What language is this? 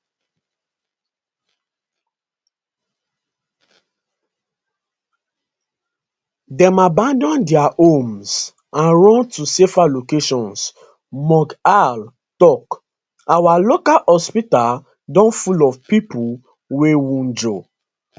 Nigerian Pidgin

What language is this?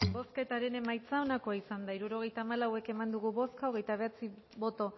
Basque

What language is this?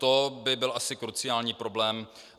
Czech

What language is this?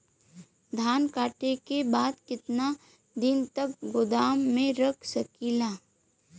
Bhojpuri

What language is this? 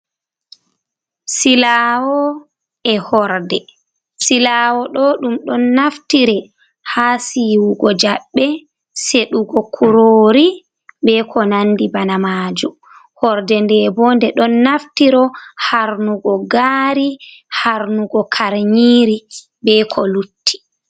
Fula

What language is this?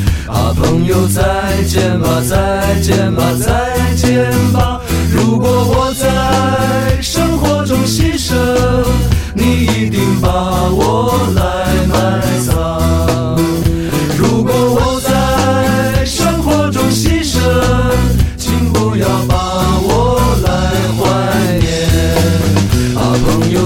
Chinese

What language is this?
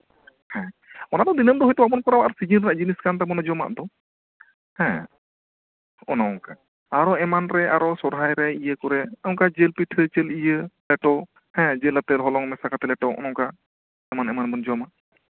Santali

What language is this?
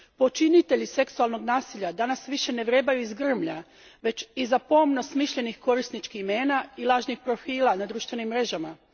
Croatian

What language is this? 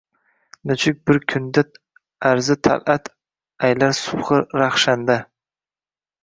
Uzbek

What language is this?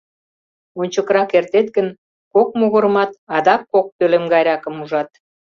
Mari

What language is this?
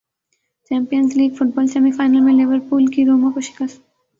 Urdu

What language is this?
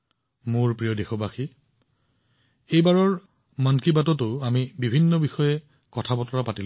Assamese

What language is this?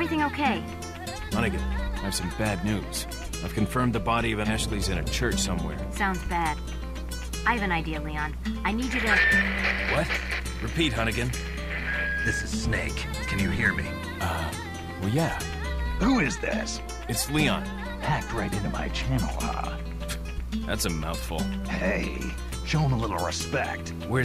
Portuguese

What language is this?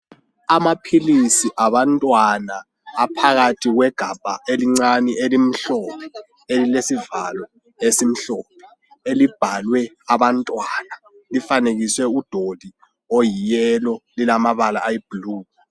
North Ndebele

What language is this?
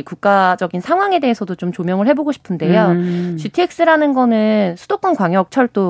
Korean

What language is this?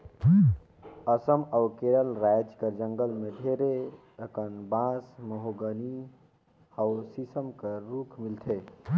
Chhattisgarhi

